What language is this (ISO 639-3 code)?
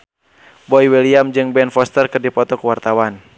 sun